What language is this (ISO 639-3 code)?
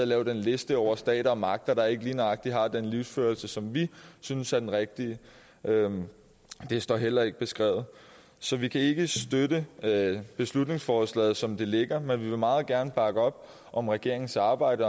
dan